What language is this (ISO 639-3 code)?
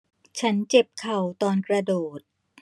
tha